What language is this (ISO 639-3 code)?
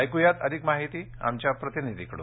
mar